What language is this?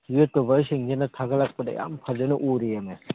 Manipuri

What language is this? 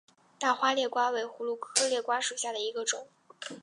Chinese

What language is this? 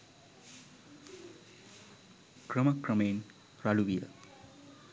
Sinhala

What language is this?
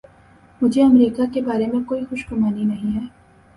Urdu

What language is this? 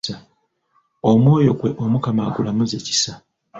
Ganda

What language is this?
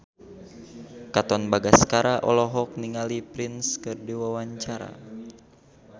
Sundanese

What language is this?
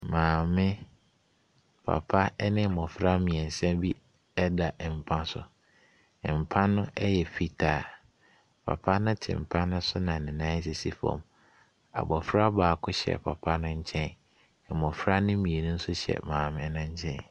Akan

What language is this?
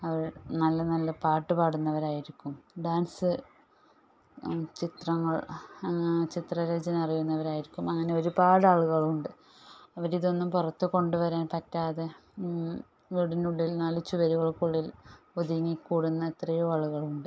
Malayalam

